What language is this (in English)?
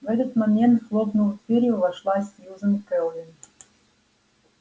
Russian